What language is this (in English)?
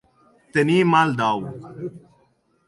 Catalan